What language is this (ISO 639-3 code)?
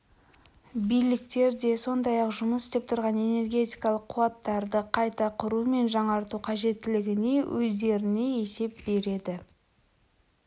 kaz